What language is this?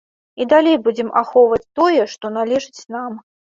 Belarusian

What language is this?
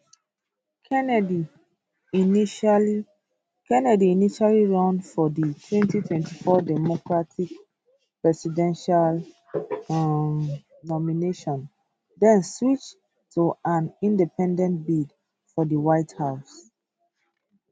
Nigerian Pidgin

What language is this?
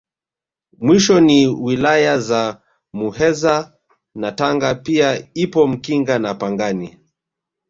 Swahili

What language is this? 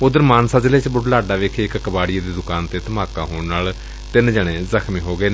Punjabi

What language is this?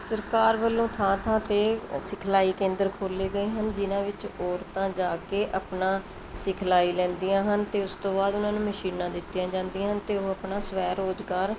Punjabi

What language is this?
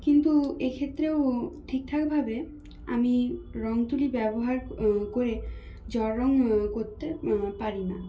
Bangla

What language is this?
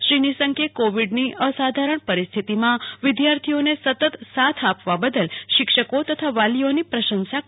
Gujarati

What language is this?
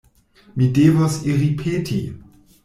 Esperanto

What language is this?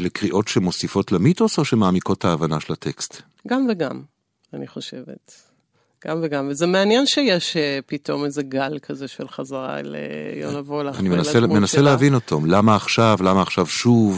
Hebrew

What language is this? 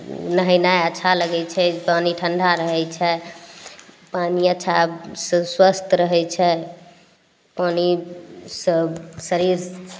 Maithili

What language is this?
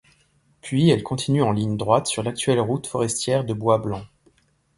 French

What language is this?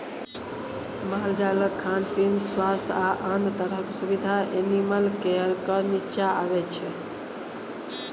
Maithili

